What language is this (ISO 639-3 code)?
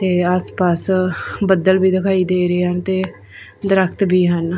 pan